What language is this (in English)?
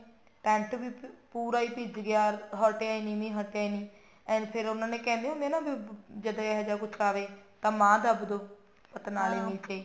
Punjabi